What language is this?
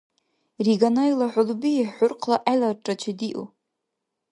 Dargwa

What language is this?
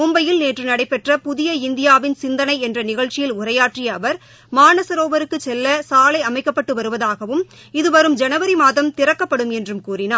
Tamil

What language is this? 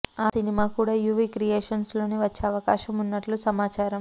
Telugu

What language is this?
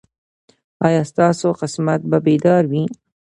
Pashto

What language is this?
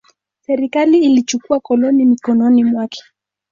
Swahili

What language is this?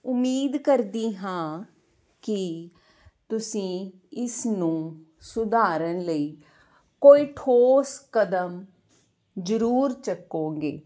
Punjabi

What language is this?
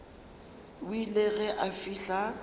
Northern Sotho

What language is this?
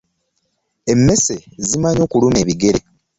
Ganda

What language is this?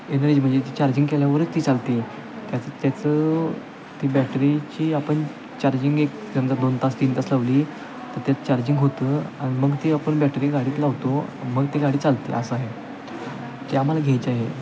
Marathi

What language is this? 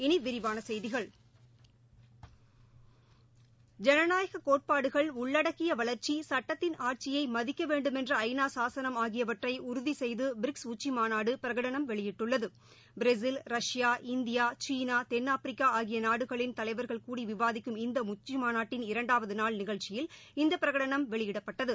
Tamil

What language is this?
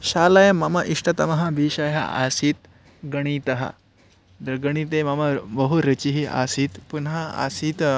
Sanskrit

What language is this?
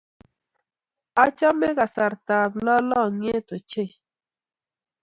Kalenjin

